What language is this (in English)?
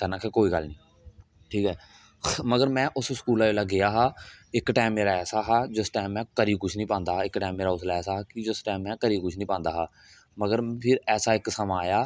Dogri